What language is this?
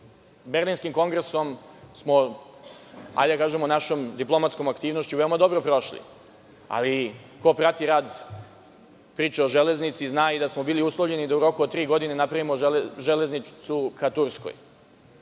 Serbian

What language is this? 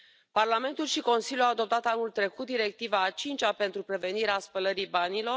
Romanian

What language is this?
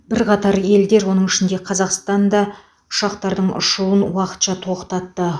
Kazakh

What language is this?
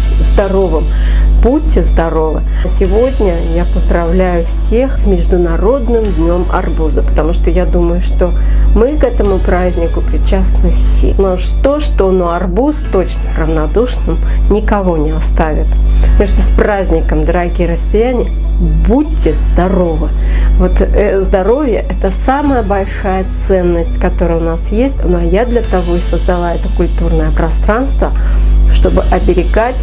Russian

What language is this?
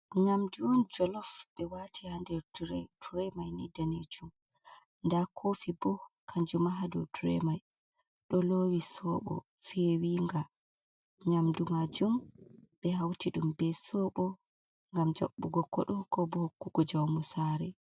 Fula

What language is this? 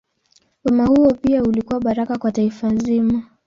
Swahili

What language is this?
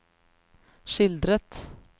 Norwegian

